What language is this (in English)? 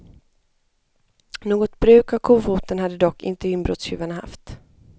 Swedish